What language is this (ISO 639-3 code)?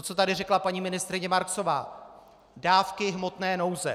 ces